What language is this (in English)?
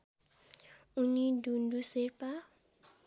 Nepali